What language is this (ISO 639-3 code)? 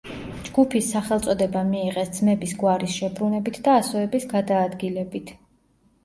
kat